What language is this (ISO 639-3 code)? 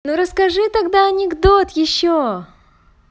rus